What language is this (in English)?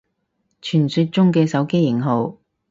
Cantonese